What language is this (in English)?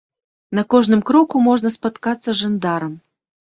Belarusian